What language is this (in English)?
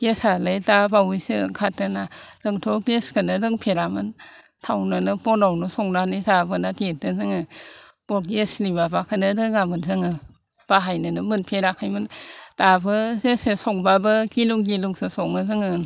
Bodo